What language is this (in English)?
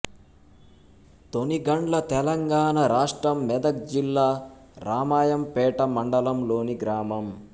Telugu